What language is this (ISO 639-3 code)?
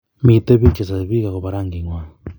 kln